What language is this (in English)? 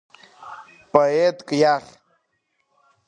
Abkhazian